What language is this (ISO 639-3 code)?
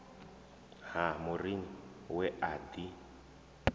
ven